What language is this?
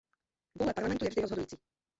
Czech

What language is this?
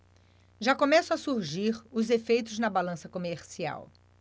Portuguese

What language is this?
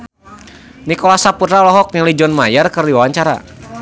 Sundanese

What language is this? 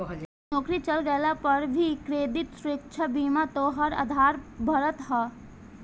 Bhojpuri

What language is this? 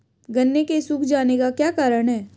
Hindi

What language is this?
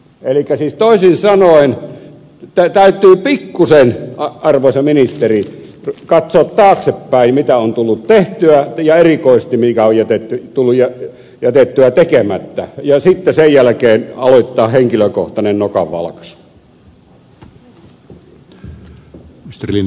Finnish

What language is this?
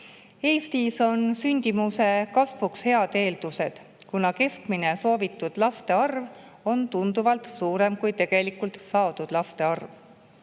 Estonian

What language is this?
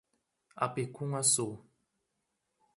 Portuguese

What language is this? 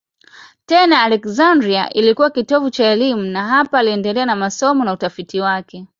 Swahili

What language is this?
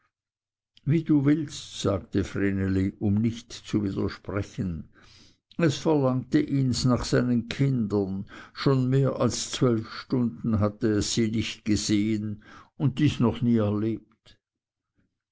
German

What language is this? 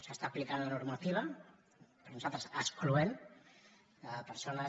Catalan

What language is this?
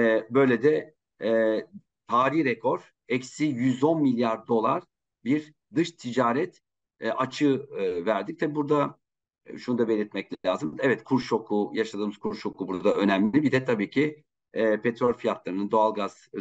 Turkish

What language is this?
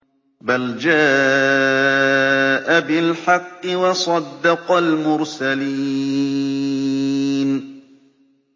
Arabic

